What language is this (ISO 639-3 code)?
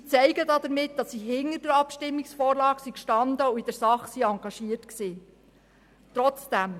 gsw